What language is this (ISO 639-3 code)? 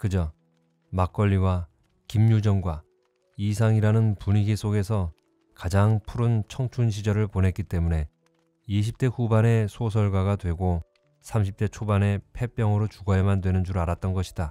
kor